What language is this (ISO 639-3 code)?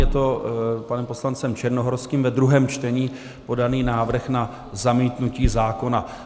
ces